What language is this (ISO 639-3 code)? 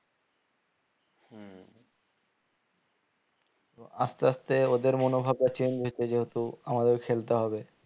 ben